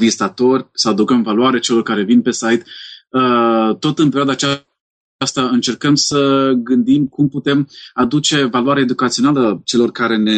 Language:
Romanian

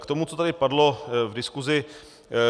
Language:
Czech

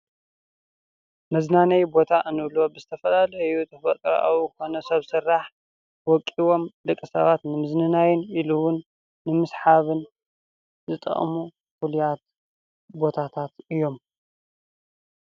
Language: Tigrinya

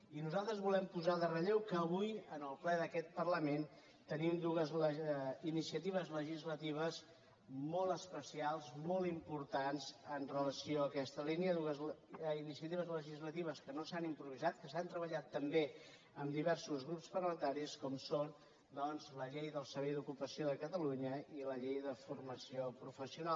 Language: Catalan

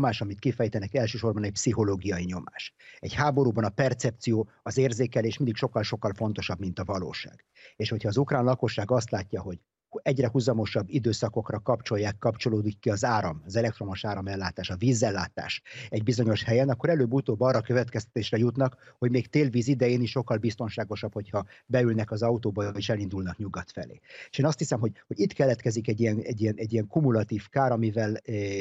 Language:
Hungarian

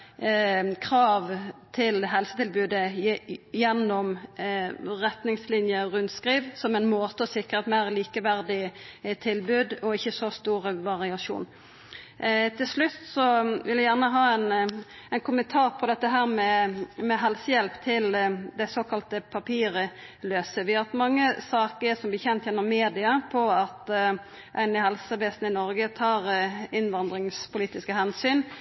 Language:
Norwegian Nynorsk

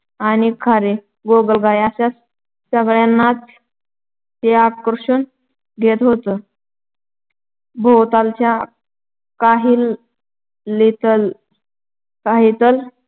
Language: Marathi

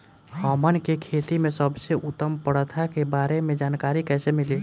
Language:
Bhojpuri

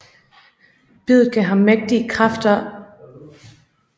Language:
Danish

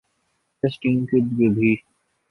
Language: Urdu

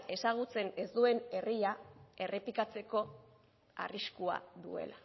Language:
Basque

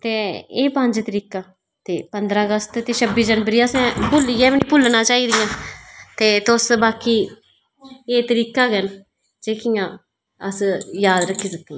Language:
Dogri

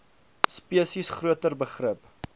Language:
Afrikaans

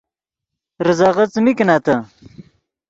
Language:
Yidgha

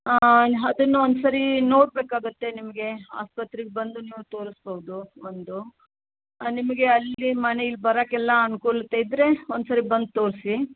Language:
Kannada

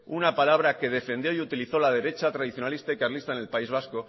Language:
Spanish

